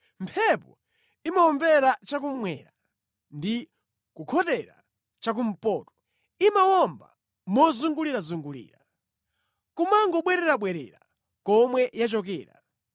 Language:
Nyanja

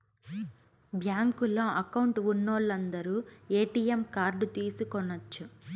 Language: Telugu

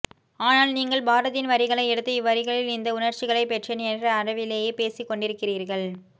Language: Tamil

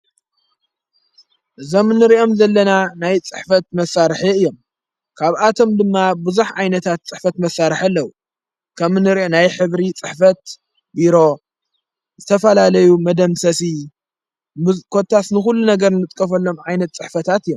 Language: Tigrinya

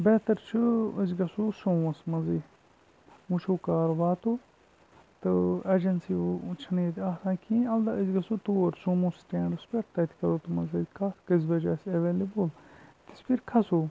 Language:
Kashmiri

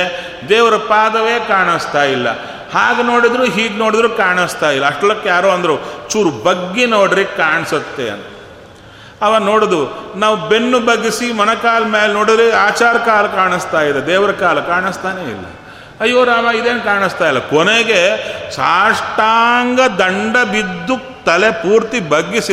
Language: Kannada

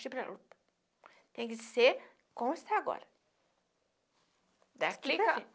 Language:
Portuguese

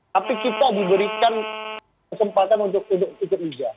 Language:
Indonesian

